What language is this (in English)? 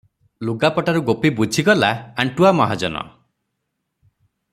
Odia